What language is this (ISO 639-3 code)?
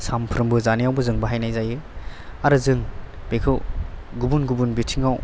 brx